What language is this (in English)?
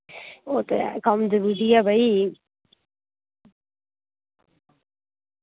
Dogri